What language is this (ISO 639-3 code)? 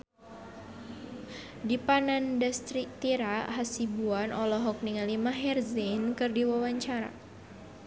sun